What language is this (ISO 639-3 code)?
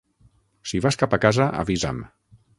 cat